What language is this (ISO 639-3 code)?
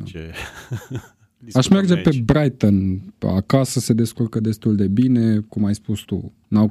ron